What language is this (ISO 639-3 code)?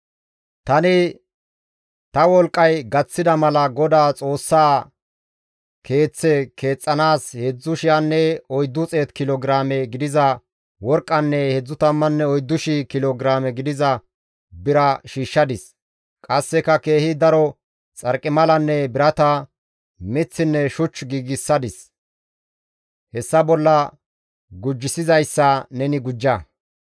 gmv